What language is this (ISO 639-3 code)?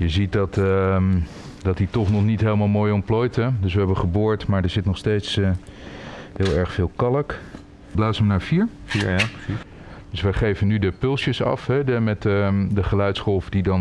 nld